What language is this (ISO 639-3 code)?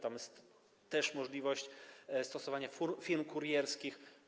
pol